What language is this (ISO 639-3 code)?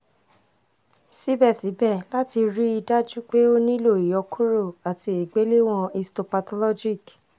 yor